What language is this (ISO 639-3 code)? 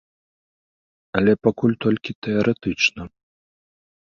bel